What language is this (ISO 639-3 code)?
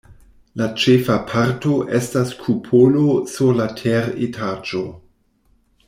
epo